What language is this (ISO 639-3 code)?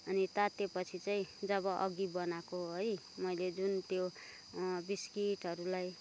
nep